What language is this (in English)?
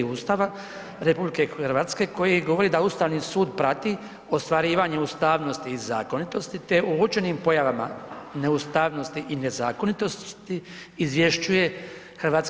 Croatian